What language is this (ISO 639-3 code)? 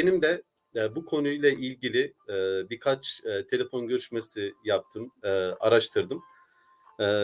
tur